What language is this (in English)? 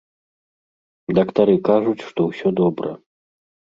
Belarusian